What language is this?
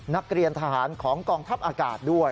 Thai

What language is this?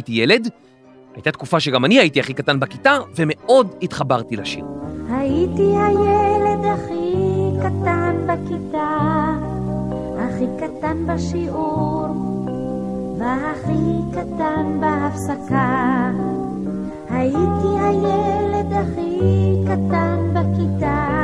Hebrew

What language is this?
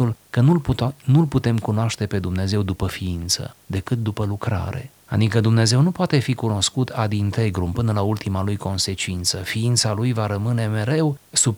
Romanian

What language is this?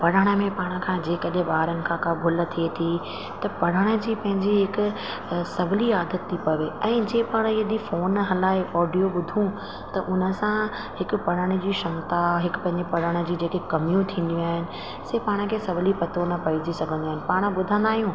Sindhi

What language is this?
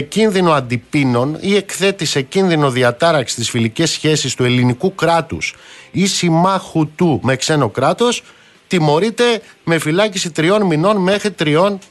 Greek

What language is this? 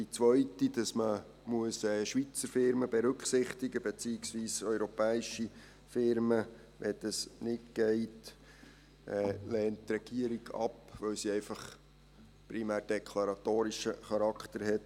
Swiss German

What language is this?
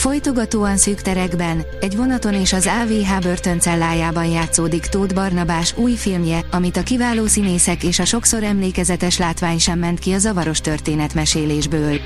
Hungarian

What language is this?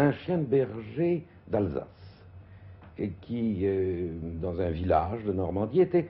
French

